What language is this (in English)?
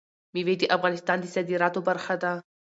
Pashto